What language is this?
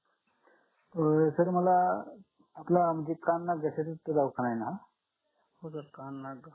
Marathi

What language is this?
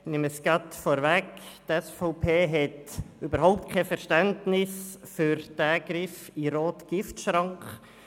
Swiss German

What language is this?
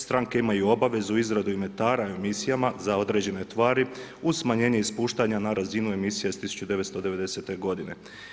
Croatian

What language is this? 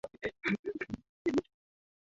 Swahili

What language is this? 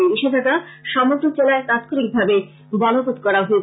Bangla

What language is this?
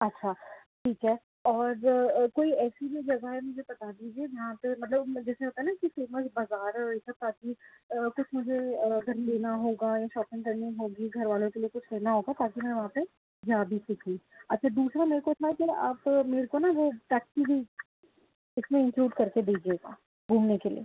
Urdu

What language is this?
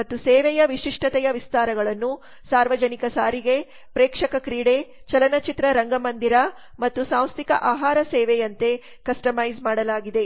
Kannada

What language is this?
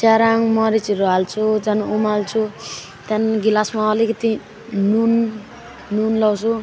Nepali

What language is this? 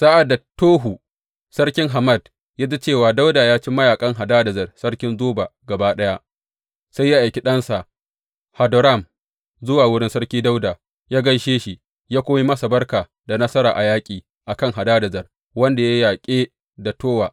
Hausa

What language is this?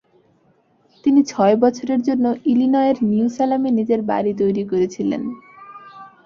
Bangla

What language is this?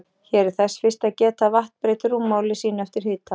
Icelandic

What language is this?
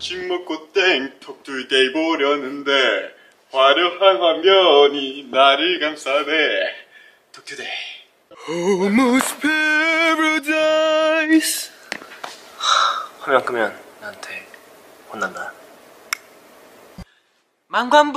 Korean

